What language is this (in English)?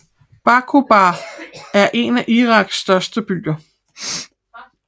Danish